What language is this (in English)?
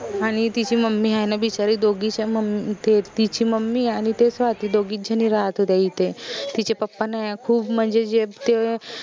Marathi